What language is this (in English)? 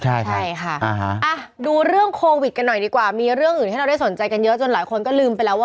Thai